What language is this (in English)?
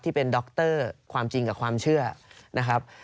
Thai